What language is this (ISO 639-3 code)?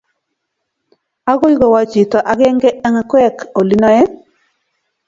kln